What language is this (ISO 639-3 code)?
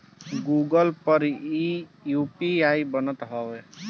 bho